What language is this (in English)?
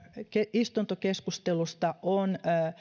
Finnish